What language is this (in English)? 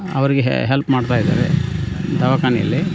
Kannada